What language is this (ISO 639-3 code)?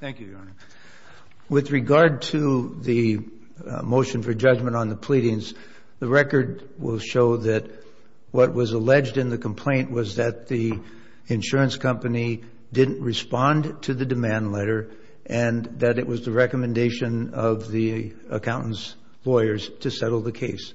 eng